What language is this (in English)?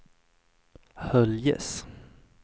Swedish